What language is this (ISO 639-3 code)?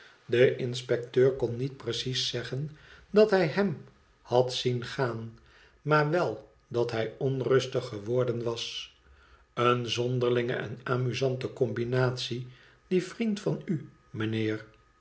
nld